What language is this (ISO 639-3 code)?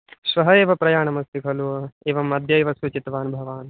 san